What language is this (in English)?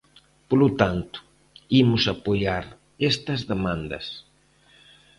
Galician